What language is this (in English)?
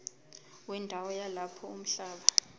Zulu